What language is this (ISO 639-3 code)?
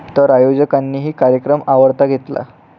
mar